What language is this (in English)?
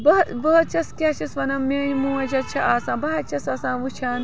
Kashmiri